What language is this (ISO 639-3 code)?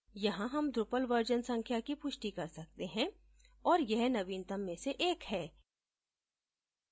hin